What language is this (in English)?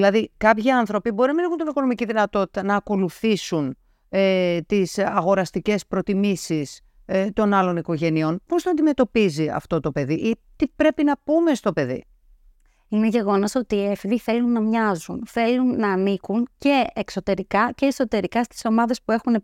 Greek